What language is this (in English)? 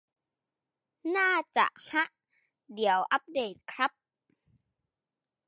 Thai